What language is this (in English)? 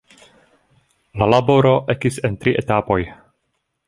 Esperanto